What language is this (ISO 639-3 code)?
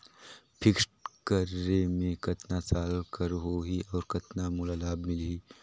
hne